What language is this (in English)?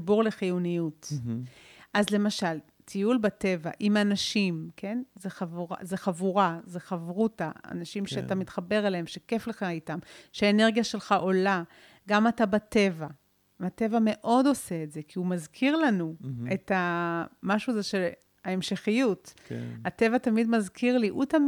Hebrew